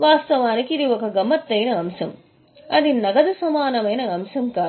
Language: Telugu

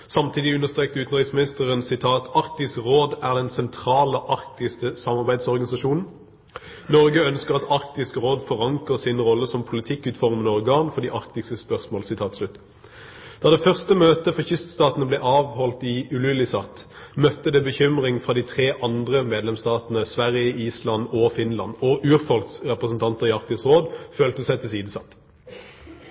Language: Norwegian Bokmål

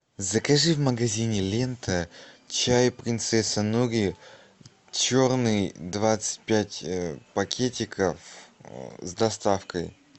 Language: Russian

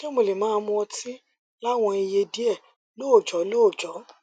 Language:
Yoruba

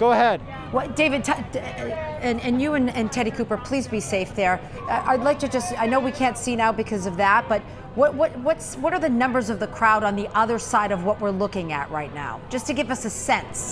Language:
English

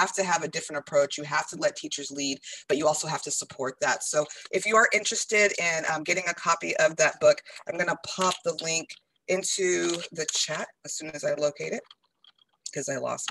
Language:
English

